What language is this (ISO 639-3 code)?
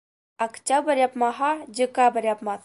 bak